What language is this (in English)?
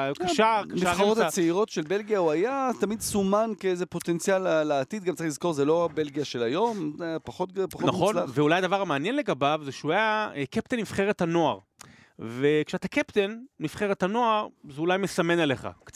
Hebrew